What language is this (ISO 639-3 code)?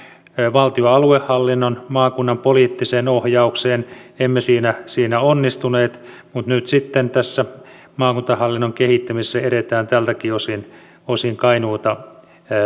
fin